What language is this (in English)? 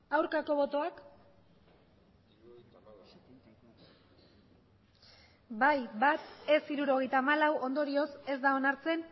Basque